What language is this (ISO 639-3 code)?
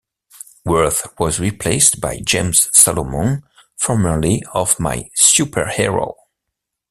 eng